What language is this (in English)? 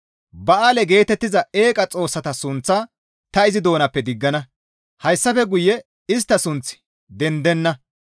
Gamo